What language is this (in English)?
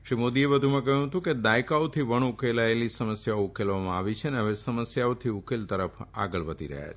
Gujarati